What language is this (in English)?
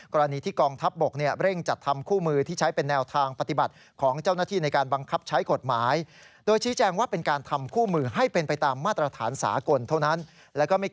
Thai